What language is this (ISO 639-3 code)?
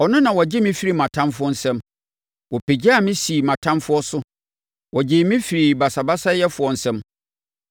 aka